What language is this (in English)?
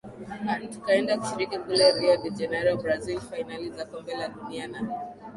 Swahili